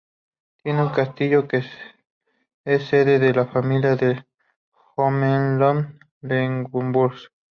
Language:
Spanish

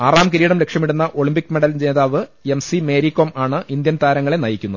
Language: Malayalam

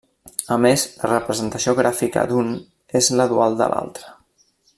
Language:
Catalan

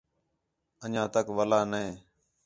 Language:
Khetrani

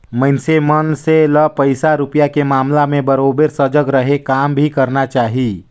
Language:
Chhattisgarhi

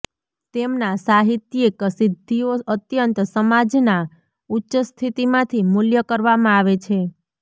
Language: Gujarati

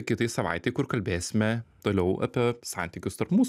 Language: Lithuanian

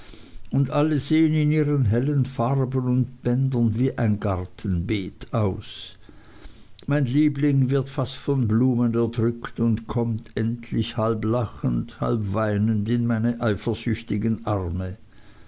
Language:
German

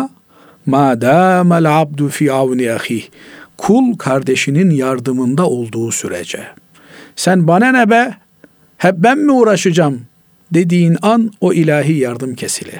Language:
Turkish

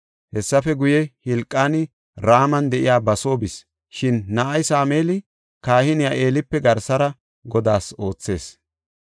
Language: Gofa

